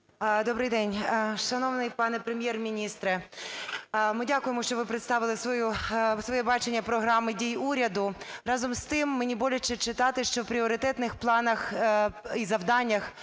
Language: Ukrainian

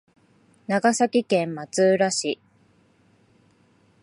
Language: Japanese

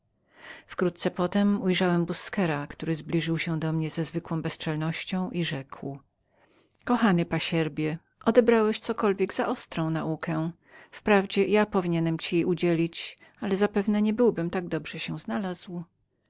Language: Polish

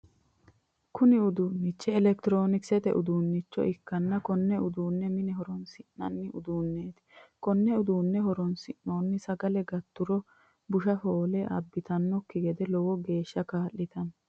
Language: Sidamo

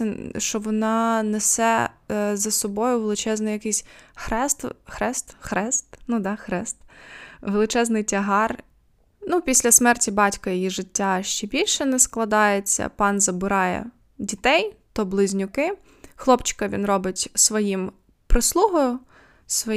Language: Ukrainian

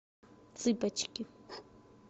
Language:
Russian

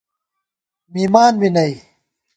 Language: Gawar-Bati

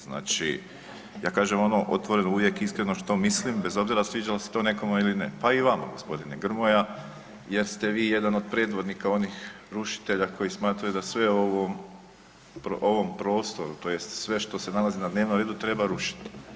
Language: Croatian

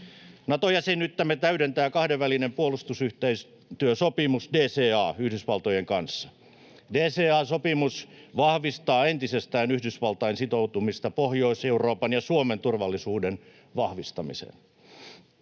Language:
Finnish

